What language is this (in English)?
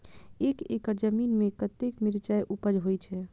Maithili